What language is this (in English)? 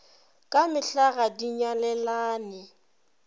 Northern Sotho